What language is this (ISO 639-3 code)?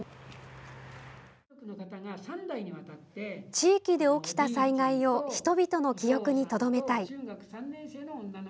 jpn